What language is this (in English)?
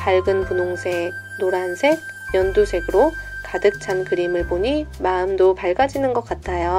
Korean